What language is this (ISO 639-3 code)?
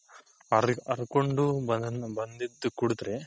kan